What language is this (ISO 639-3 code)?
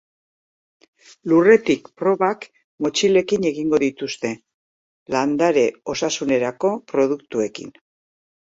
eus